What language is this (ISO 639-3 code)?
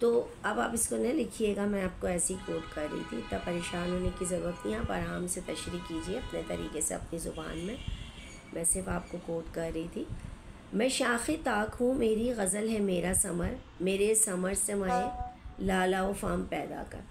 hin